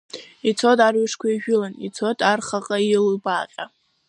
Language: Abkhazian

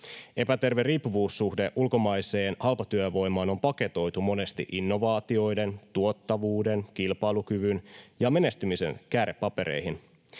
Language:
Finnish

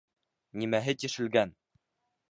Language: Bashkir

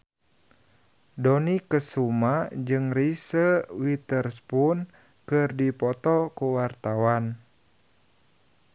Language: Sundanese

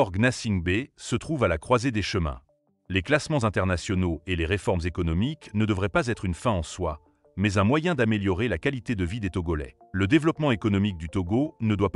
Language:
French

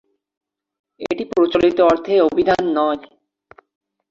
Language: Bangla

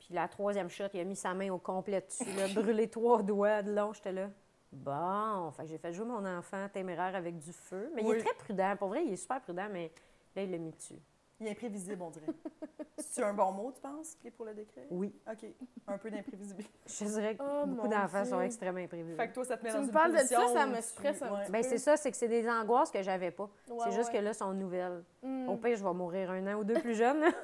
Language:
French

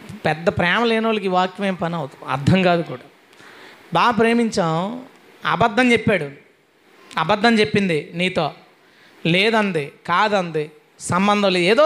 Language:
Telugu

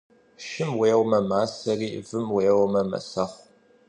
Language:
Kabardian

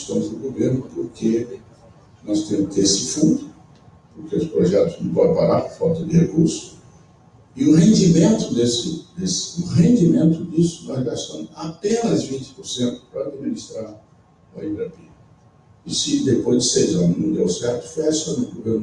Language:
Portuguese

